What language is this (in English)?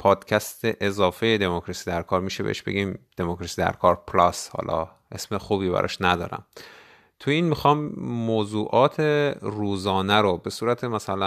Persian